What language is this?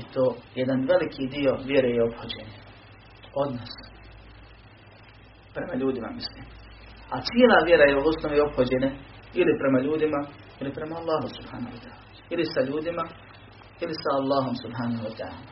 Croatian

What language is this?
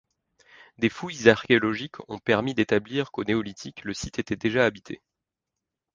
French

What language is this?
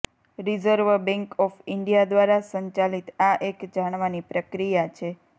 Gujarati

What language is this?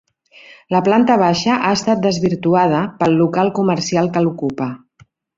Catalan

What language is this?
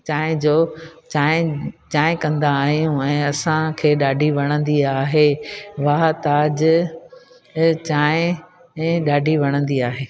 Sindhi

